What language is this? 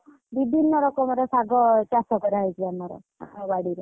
Odia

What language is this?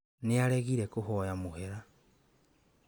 Kikuyu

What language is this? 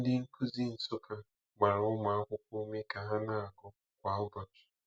Igbo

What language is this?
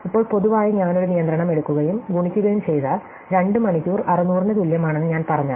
Malayalam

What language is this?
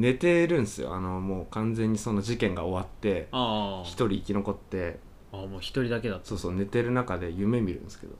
Japanese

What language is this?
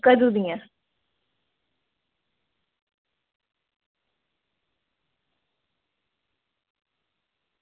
Dogri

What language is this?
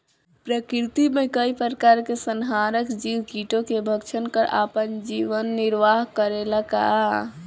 Bhojpuri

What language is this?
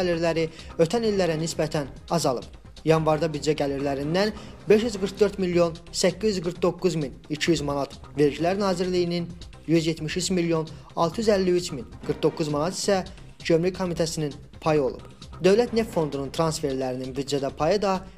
Turkish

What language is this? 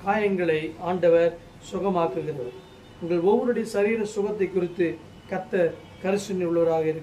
Thai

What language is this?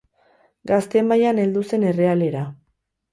Basque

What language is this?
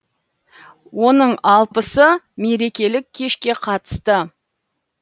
Kazakh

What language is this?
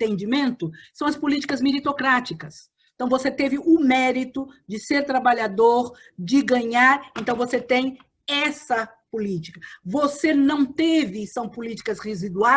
Portuguese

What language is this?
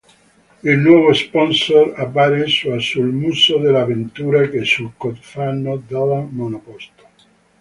Italian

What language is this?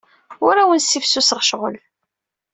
Kabyle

